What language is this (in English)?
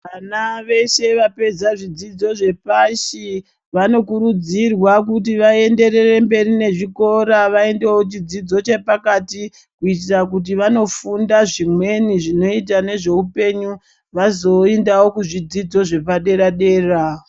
Ndau